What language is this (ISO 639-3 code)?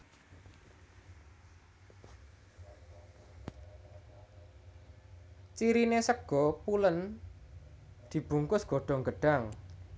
jav